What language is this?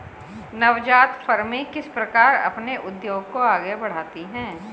Hindi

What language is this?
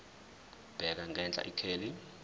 Zulu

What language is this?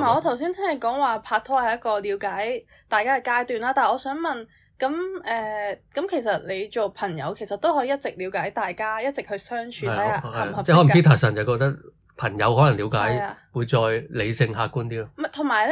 Chinese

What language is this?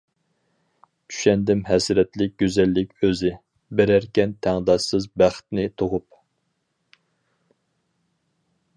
Uyghur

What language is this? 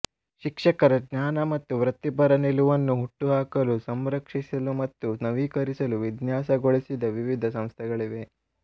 Kannada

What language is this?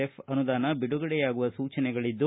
Kannada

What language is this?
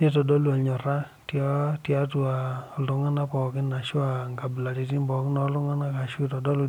Masai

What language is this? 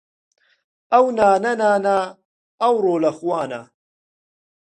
Central Kurdish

